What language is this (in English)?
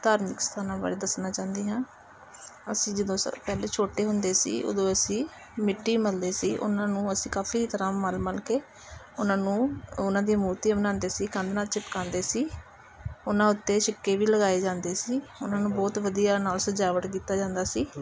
Punjabi